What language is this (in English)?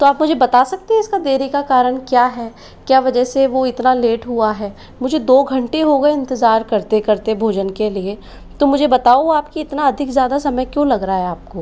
Hindi